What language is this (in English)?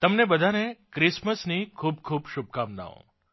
Gujarati